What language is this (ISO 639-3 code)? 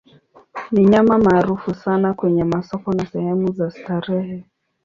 swa